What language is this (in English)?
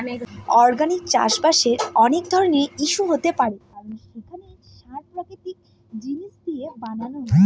Bangla